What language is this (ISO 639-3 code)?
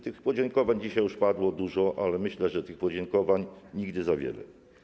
pol